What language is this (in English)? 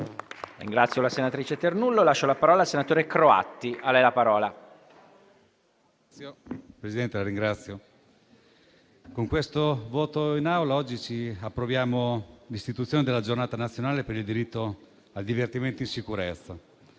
Italian